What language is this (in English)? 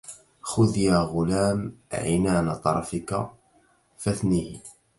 Arabic